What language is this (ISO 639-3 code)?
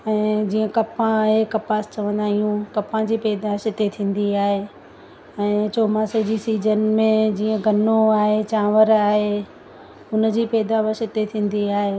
snd